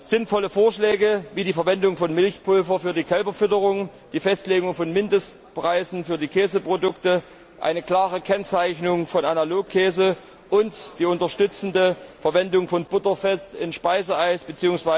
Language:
German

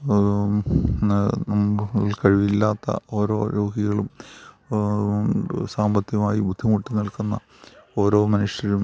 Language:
Malayalam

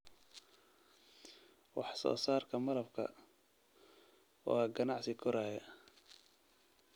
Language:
Somali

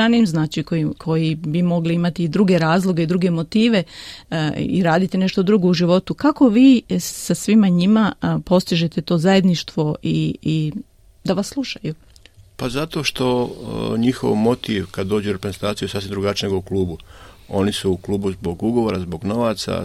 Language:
Croatian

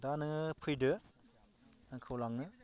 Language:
Bodo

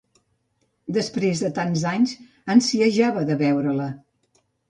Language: Catalan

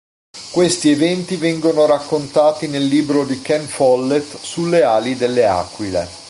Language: Italian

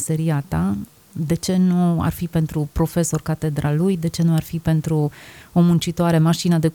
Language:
Romanian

